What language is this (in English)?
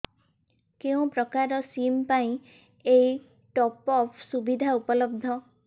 Odia